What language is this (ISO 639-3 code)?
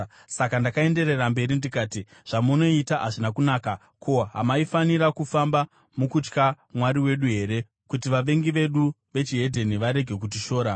sna